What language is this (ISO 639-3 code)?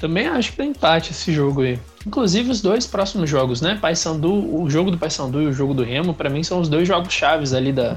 por